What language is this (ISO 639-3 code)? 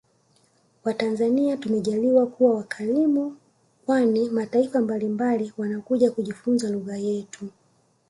swa